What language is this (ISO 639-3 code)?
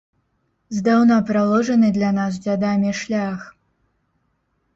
bel